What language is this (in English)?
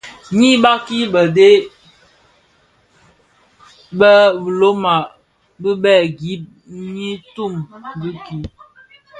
Bafia